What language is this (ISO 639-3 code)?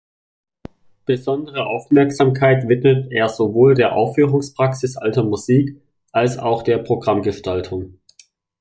deu